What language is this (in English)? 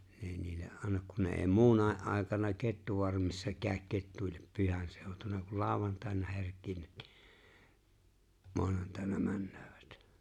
Finnish